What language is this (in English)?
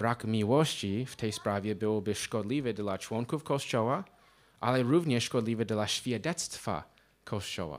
Polish